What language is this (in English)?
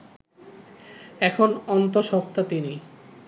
Bangla